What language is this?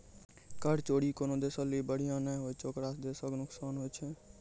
Maithili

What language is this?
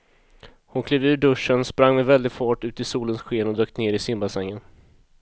Swedish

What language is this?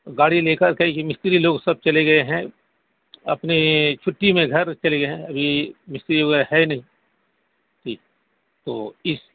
Urdu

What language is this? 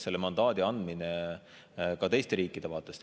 Estonian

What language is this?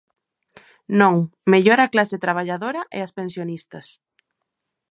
Galician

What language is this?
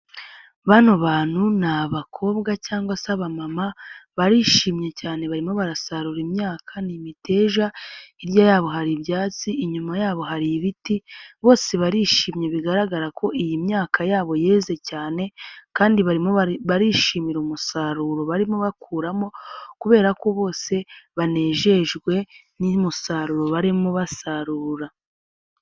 Kinyarwanda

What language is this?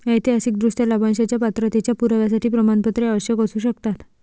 Marathi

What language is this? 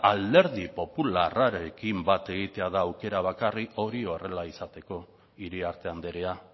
Basque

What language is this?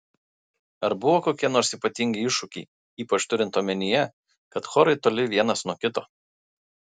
Lithuanian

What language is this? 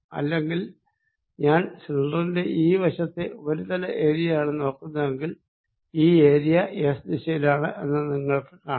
Malayalam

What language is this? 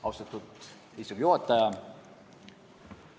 Estonian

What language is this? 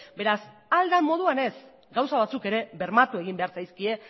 Basque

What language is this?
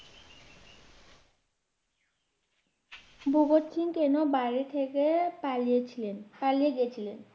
Bangla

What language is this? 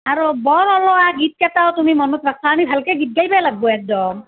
Assamese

